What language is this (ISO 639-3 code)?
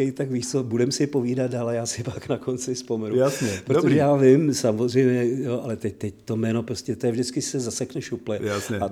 ces